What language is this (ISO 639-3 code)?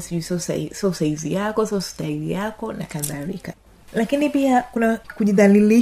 swa